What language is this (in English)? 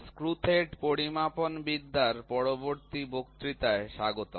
Bangla